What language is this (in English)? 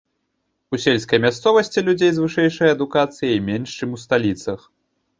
Belarusian